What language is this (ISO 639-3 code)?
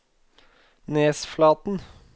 nor